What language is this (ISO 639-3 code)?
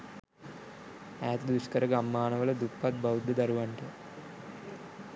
sin